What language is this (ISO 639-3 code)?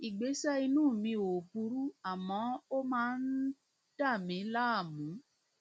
yor